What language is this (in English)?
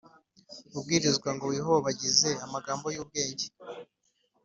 Kinyarwanda